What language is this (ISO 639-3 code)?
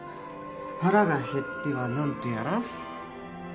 jpn